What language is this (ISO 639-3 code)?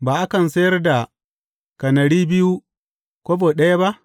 hau